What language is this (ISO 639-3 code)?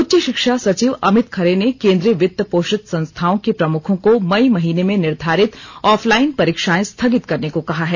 hin